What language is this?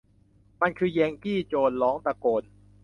Thai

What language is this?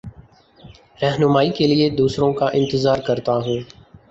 Urdu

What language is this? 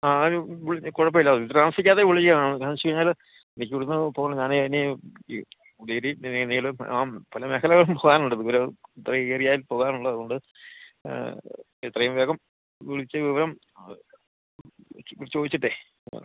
Malayalam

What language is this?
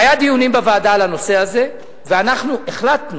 Hebrew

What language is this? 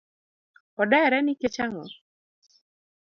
Luo (Kenya and Tanzania)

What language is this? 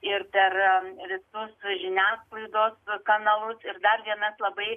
Lithuanian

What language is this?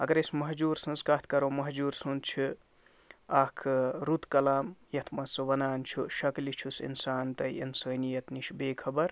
Kashmiri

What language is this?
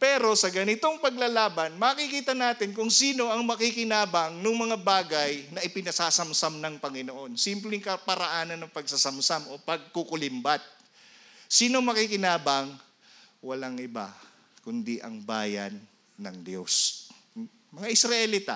Filipino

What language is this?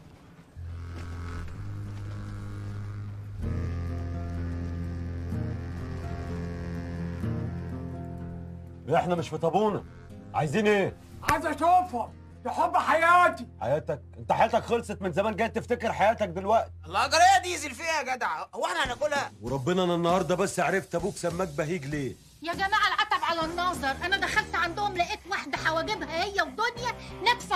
Arabic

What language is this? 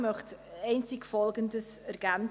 Swiss German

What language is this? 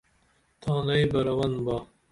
Dameli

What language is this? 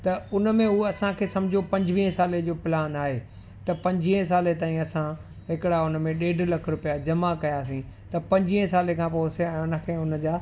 Sindhi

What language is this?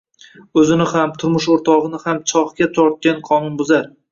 Uzbek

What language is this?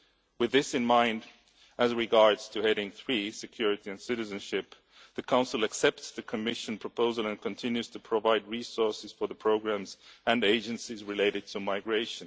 English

